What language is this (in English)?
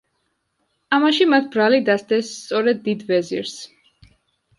Georgian